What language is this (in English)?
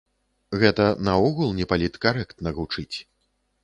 Belarusian